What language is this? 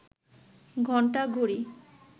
Bangla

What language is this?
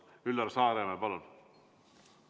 Estonian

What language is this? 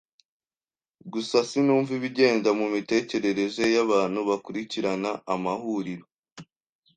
Kinyarwanda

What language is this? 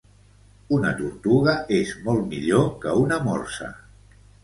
Catalan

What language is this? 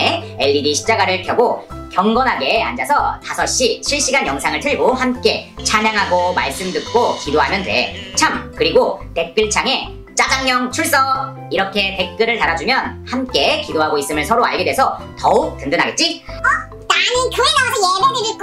Korean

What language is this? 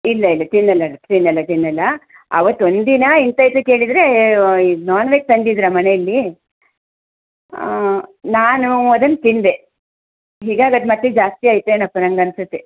Kannada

